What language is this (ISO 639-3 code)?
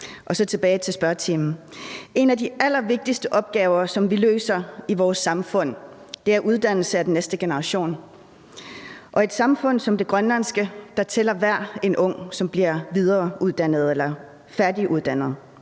dan